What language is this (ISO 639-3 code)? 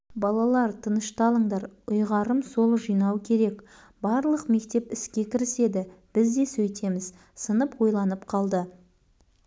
kaz